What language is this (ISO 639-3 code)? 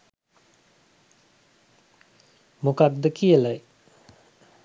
sin